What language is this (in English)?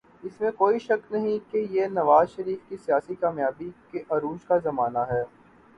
Urdu